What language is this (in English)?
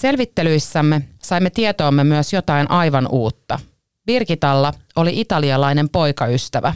Finnish